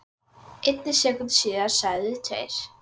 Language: Icelandic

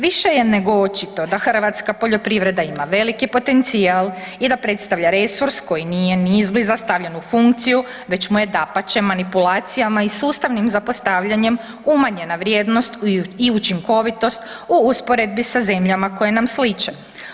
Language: Croatian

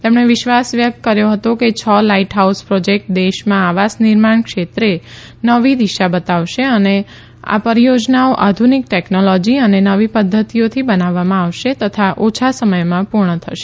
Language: Gujarati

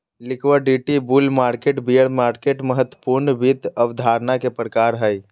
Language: Magahi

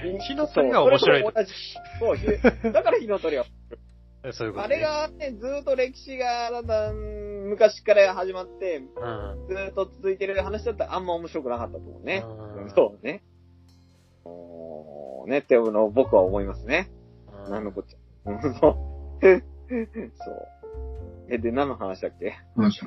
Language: Japanese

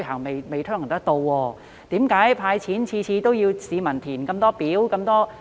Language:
Cantonese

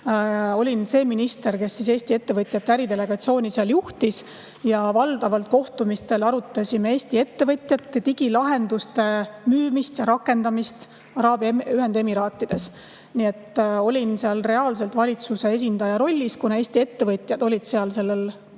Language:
Estonian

